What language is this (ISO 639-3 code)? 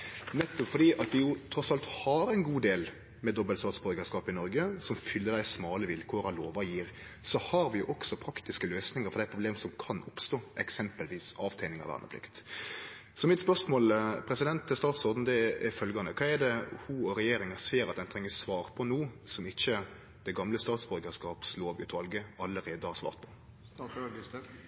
nno